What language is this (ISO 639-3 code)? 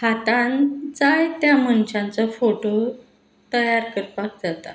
kok